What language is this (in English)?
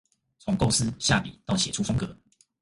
Chinese